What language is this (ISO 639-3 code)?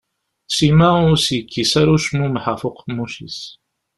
kab